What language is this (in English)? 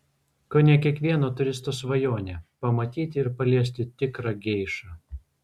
Lithuanian